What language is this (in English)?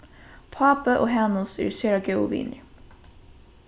Faroese